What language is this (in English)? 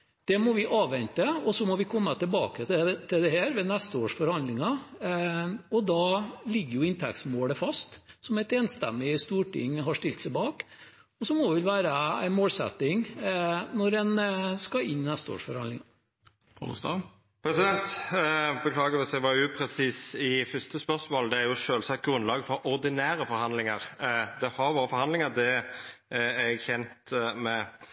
Norwegian